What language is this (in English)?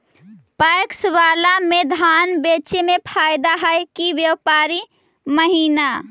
Magahi